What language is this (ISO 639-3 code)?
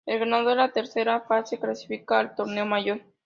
spa